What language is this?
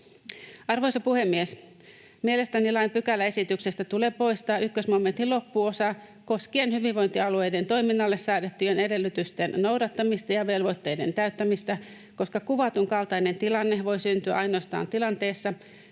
Finnish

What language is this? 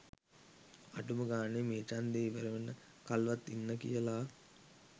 Sinhala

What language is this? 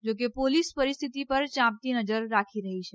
Gujarati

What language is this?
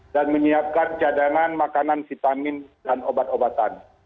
Indonesian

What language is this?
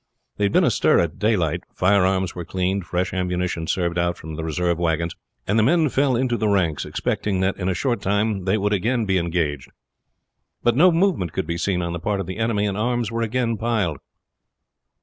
English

